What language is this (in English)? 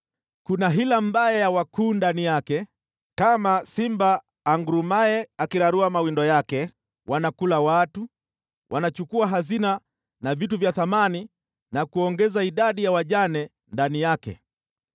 Swahili